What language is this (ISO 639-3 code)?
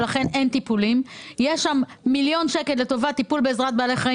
heb